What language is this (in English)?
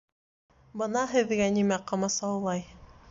Bashkir